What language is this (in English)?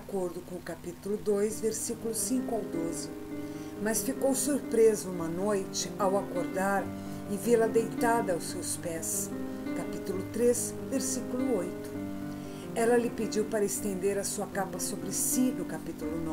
Portuguese